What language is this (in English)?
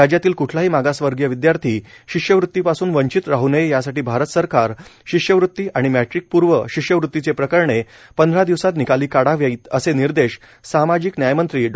Marathi